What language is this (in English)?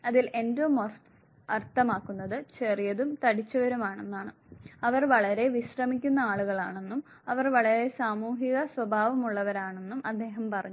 Malayalam